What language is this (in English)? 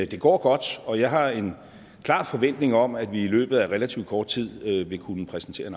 Danish